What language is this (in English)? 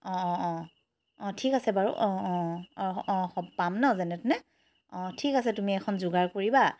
Assamese